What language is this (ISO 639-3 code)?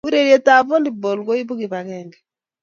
kln